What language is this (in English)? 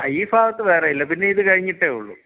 Malayalam